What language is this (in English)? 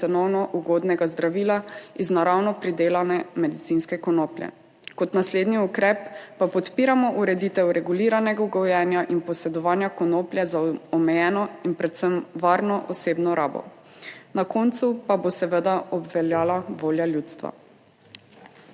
Slovenian